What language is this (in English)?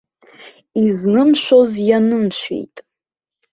Abkhazian